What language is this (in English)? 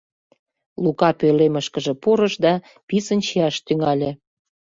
Mari